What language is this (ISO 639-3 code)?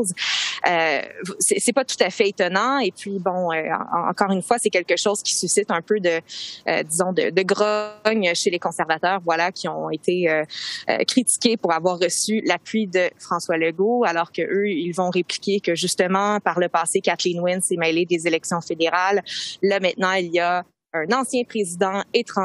fra